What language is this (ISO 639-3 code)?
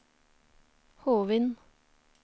nor